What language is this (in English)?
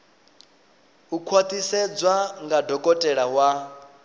Venda